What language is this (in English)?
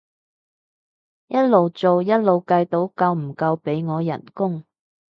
Cantonese